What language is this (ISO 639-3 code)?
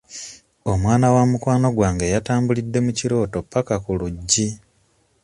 lug